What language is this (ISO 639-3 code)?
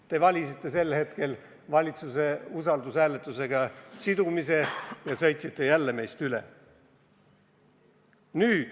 est